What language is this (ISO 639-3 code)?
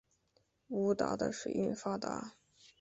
zho